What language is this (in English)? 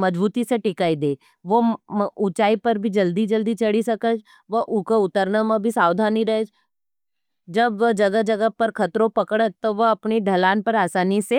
Nimadi